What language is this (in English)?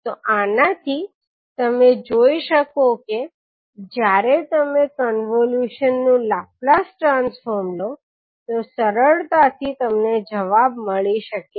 Gujarati